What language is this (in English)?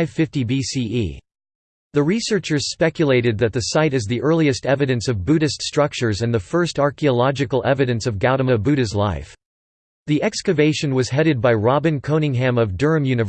English